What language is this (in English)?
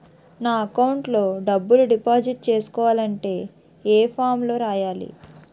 Telugu